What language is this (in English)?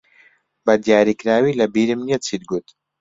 Central Kurdish